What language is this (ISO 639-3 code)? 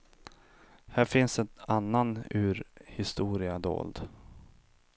swe